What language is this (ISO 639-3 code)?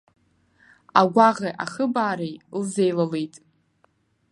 abk